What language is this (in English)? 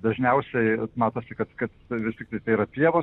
Lithuanian